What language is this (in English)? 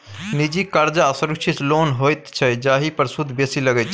Maithili